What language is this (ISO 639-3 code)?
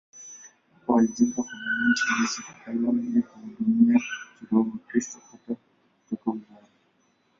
swa